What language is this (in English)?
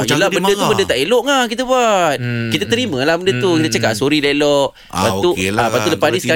Malay